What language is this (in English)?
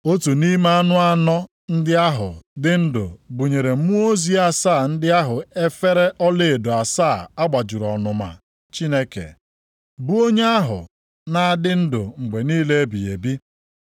Igbo